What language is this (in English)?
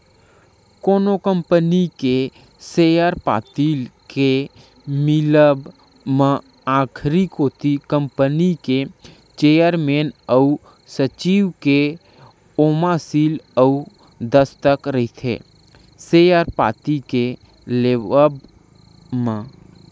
Chhattisgarhi